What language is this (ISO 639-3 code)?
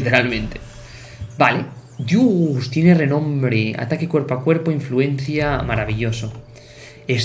spa